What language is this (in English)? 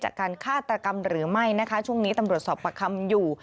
Thai